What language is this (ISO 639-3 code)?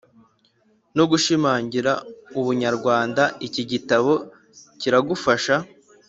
kin